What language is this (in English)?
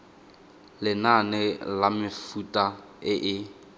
Tswana